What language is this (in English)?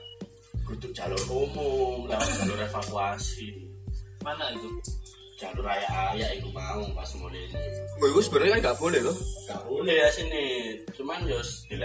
Indonesian